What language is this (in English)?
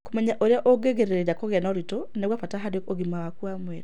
Kikuyu